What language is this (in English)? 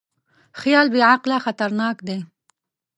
Pashto